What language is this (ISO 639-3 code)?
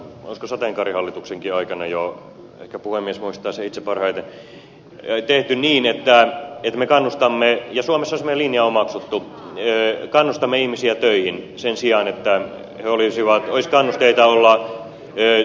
fin